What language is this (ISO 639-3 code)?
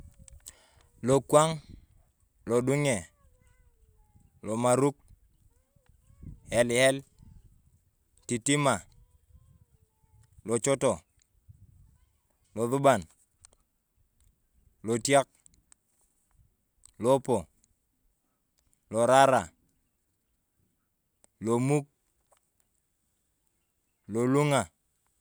tuv